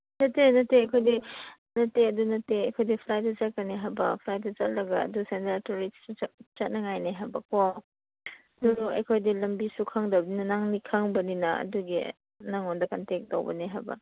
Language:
Manipuri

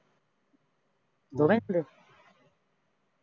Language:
Punjabi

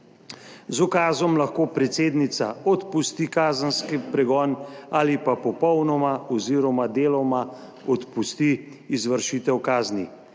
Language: Slovenian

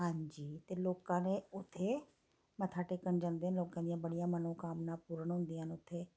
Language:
Dogri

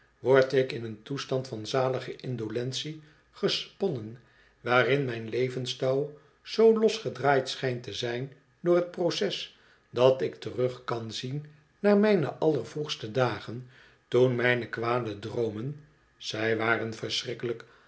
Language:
Dutch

